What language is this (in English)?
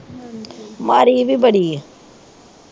Punjabi